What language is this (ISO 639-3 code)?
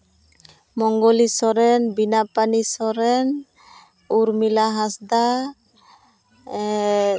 sat